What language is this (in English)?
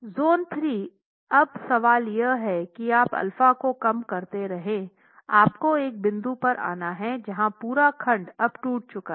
Hindi